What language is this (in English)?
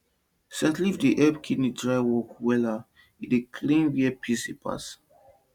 Nigerian Pidgin